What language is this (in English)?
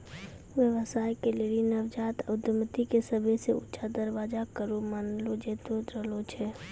Maithili